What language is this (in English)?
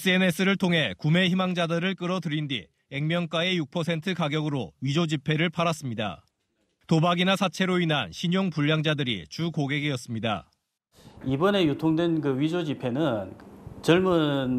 Korean